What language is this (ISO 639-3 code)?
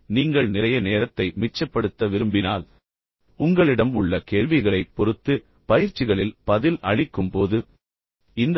tam